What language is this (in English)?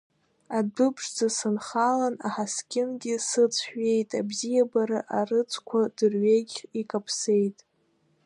Abkhazian